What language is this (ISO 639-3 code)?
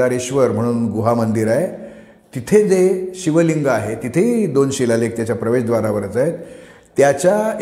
mar